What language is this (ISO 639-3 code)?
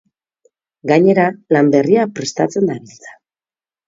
eus